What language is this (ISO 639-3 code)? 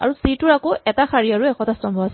asm